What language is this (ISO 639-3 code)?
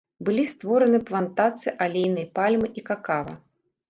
bel